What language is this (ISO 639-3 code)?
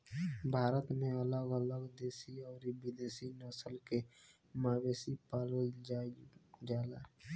bho